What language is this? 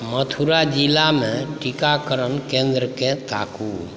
Maithili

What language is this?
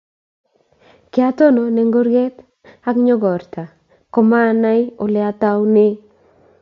Kalenjin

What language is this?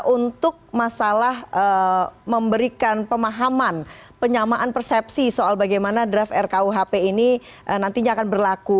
Indonesian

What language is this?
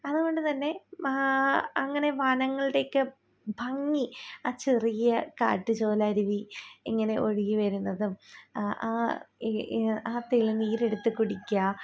Malayalam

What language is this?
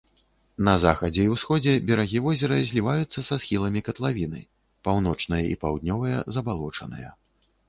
Belarusian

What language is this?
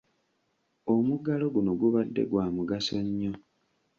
Ganda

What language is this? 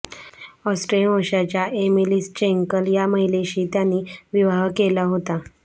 Marathi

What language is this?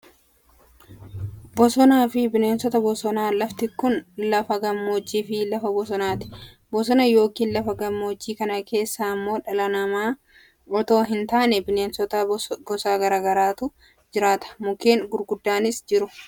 Oromo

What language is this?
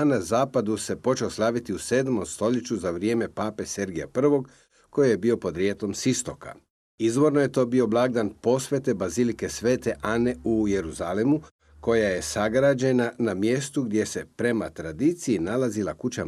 Croatian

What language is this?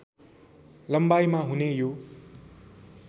Nepali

